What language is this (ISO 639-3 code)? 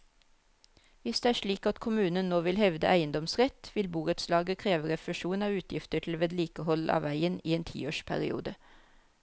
nor